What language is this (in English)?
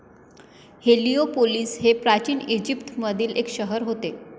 Marathi